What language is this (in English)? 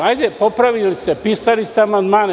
Serbian